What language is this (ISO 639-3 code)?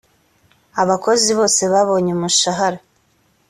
kin